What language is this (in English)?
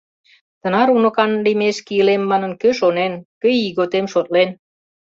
Mari